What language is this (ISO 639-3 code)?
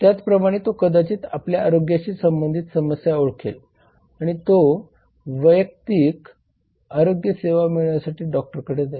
mar